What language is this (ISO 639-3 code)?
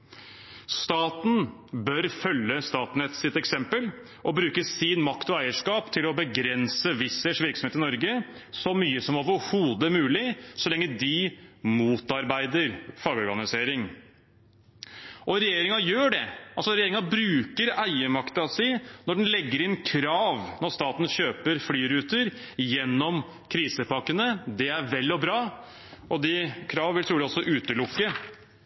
nob